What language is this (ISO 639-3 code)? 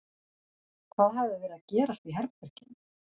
isl